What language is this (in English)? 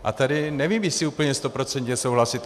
Czech